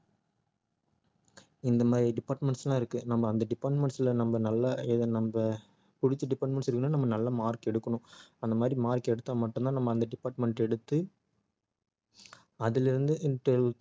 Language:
Tamil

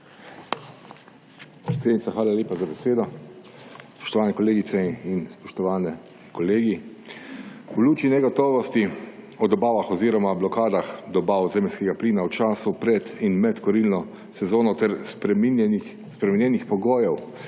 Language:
Slovenian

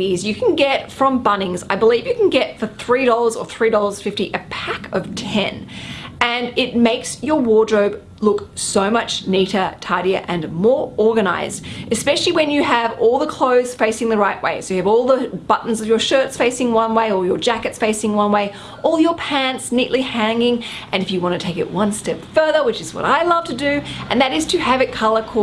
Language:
English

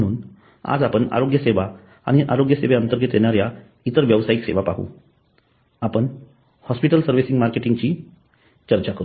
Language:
Marathi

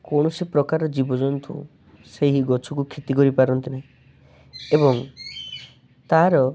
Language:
Odia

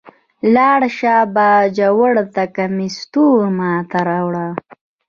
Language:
Pashto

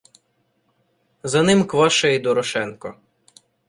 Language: Ukrainian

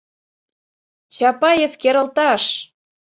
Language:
Mari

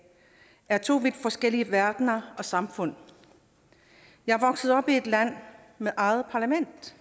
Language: Danish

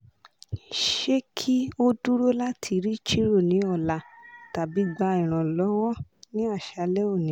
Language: Yoruba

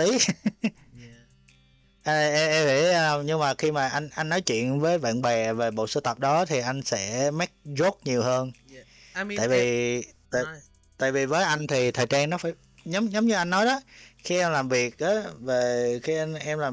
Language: Vietnamese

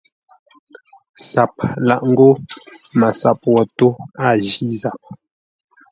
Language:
Ngombale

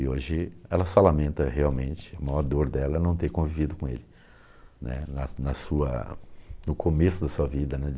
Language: Portuguese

